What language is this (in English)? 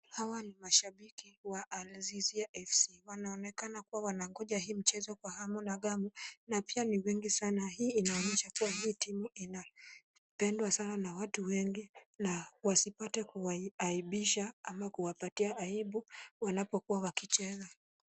Swahili